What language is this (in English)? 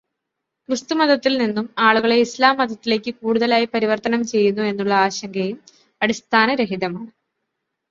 Malayalam